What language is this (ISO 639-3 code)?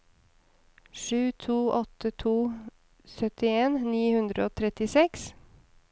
nor